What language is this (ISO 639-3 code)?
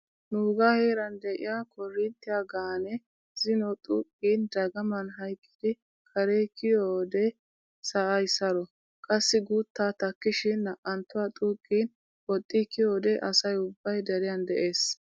wal